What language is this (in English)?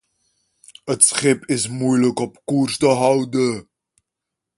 Dutch